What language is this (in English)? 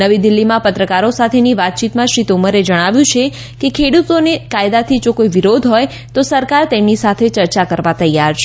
Gujarati